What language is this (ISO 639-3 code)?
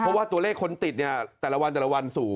tha